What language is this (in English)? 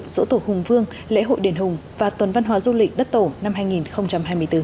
Vietnamese